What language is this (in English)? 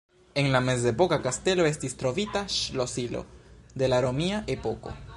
Esperanto